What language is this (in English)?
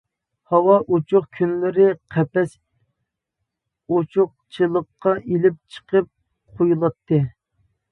Uyghur